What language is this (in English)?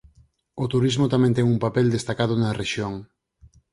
Galician